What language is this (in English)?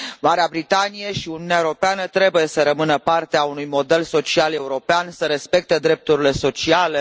Romanian